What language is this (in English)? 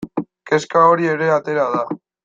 Basque